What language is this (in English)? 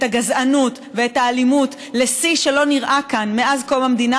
Hebrew